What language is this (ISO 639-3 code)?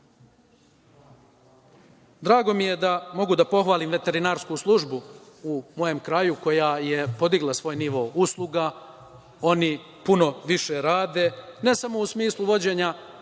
srp